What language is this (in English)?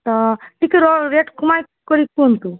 Odia